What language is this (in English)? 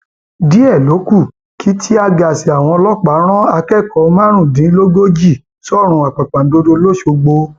Yoruba